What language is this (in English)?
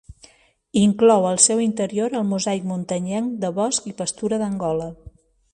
Catalan